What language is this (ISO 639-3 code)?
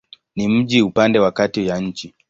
swa